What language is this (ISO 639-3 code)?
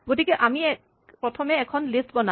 asm